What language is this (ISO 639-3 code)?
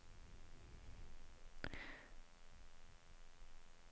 swe